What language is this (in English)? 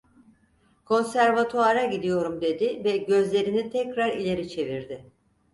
Turkish